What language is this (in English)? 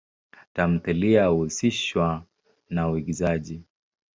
Swahili